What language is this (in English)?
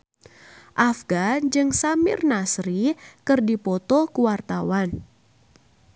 Sundanese